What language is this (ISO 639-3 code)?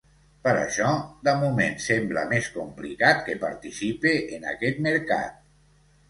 cat